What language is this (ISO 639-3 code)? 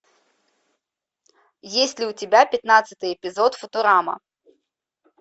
rus